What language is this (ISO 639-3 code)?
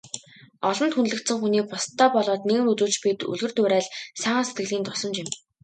mon